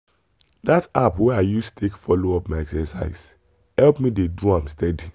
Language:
Nigerian Pidgin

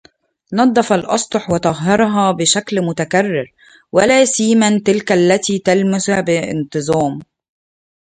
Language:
Arabic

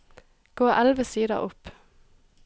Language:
Norwegian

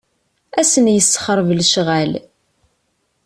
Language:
Kabyle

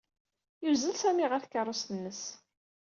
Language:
Kabyle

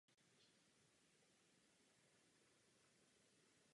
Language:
Czech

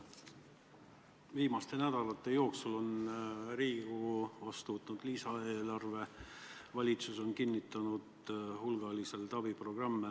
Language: Estonian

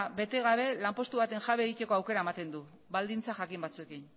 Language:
Basque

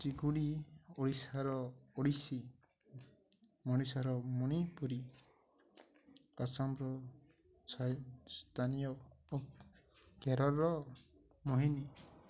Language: Odia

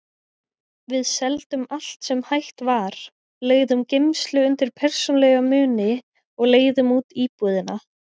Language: Icelandic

